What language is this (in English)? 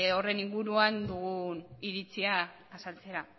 Basque